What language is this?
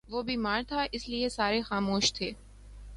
Urdu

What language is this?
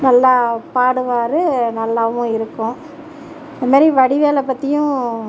Tamil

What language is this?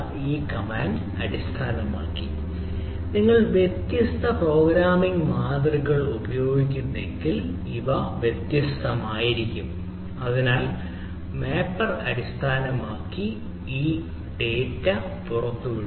Malayalam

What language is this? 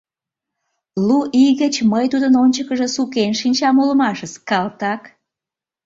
Mari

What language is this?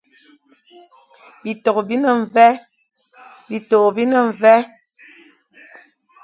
Fang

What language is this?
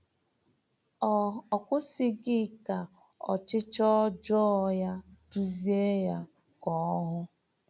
Igbo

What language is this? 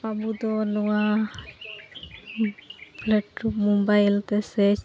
Santali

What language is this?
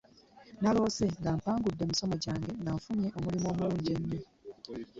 Ganda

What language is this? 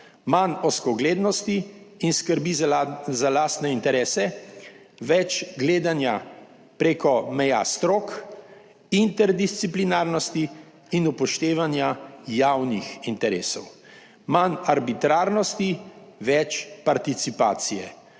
Slovenian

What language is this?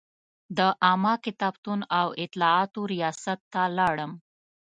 Pashto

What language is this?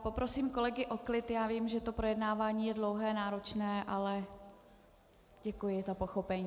Czech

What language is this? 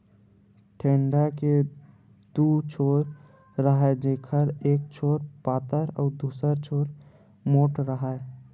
Chhattisgarhi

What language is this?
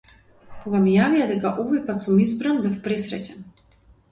Macedonian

